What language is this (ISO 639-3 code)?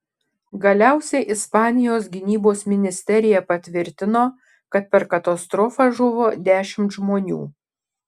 lit